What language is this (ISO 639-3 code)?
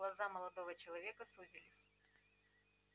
rus